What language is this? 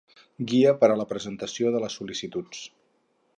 Catalan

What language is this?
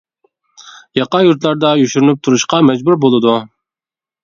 Uyghur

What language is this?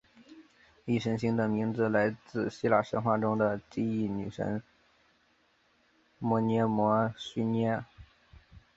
Chinese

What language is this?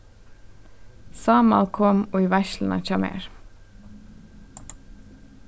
Faroese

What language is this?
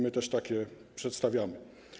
Polish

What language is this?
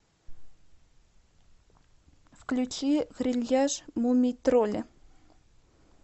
Russian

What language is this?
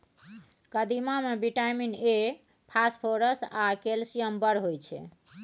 Maithili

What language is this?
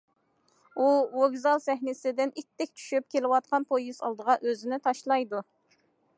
Uyghur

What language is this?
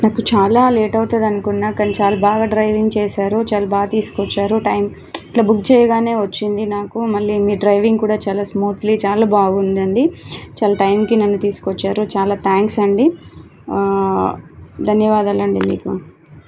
Telugu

